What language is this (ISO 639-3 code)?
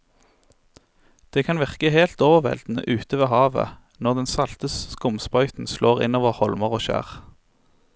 nor